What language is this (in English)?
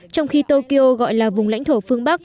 Vietnamese